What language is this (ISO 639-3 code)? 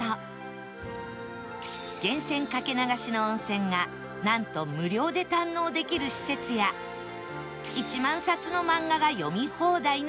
jpn